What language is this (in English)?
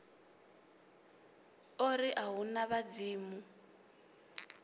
Venda